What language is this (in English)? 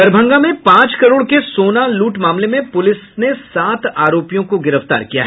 Hindi